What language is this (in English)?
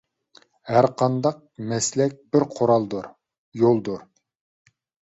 Uyghur